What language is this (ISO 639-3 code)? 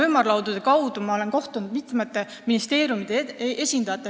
est